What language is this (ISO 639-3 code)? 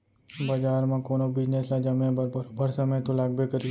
hne